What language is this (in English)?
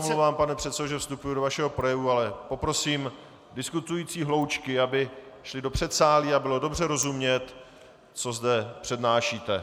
Czech